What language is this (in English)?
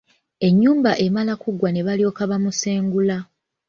Ganda